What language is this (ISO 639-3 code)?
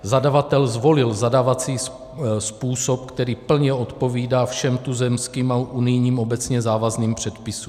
ces